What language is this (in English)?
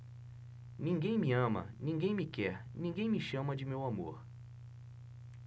Portuguese